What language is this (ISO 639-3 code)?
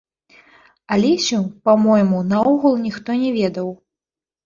bel